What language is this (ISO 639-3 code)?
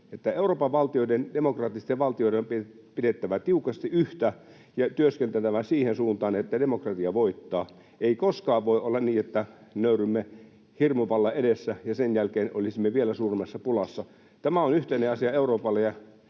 fin